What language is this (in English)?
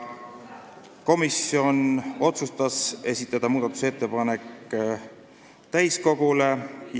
Estonian